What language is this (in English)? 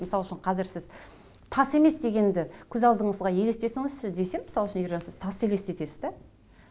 Kazakh